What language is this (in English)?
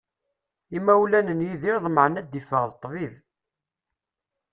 Kabyle